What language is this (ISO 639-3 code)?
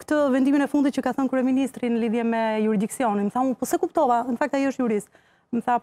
ron